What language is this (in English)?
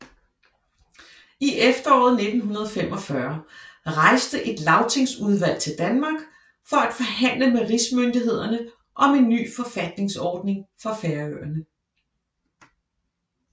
Danish